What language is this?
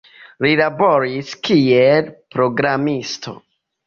Esperanto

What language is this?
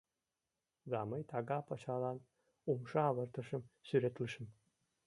Mari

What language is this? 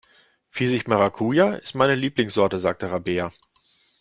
German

